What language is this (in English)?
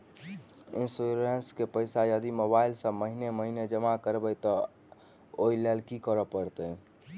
Maithili